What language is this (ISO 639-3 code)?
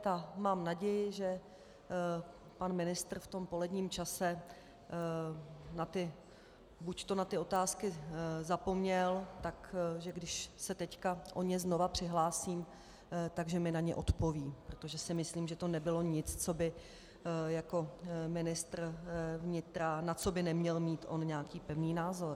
ces